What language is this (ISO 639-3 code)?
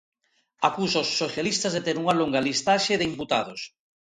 glg